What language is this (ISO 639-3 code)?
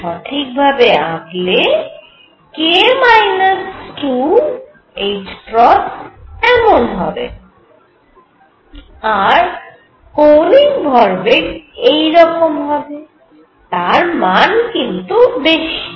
ben